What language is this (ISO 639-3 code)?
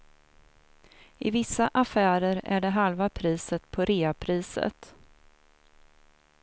swe